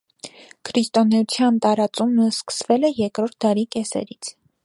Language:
Armenian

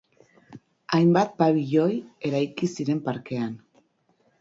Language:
Basque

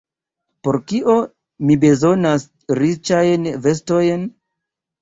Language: Esperanto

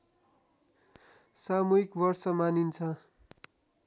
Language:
Nepali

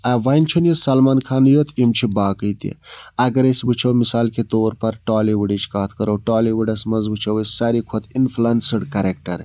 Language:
Kashmiri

